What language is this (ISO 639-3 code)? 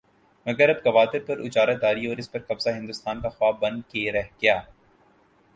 urd